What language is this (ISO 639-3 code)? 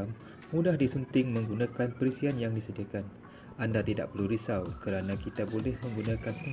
msa